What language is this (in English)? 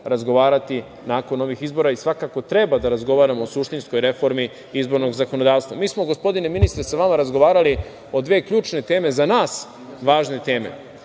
Serbian